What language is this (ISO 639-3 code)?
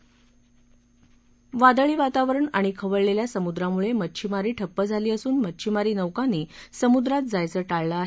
mar